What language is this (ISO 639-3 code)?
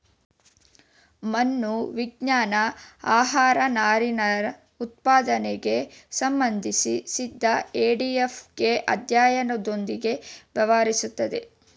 kan